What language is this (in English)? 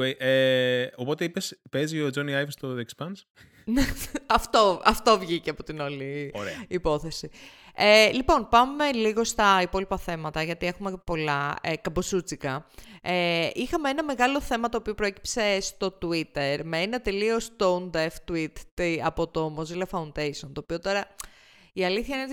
Greek